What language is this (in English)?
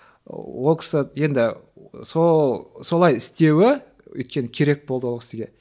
Kazakh